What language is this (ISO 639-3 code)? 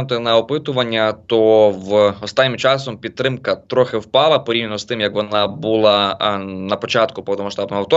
ukr